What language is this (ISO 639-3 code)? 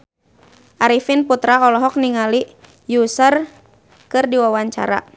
sun